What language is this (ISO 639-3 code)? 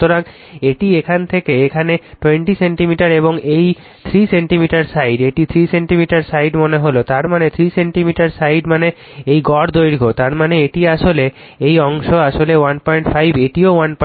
ben